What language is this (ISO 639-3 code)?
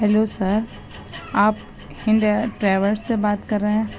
urd